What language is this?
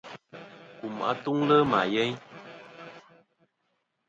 Kom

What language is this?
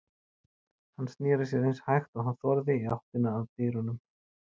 Icelandic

